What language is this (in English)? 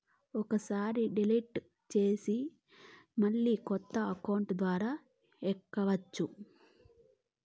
Telugu